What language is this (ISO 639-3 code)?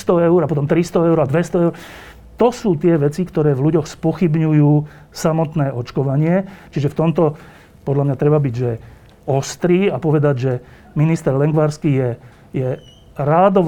slk